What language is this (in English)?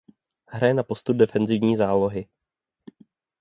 Czech